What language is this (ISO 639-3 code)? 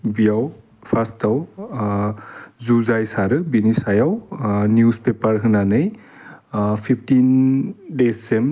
brx